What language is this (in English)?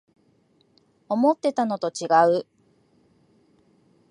Japanese